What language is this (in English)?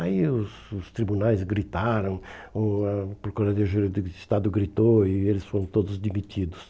Portuguese